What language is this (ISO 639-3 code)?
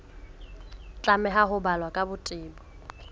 sot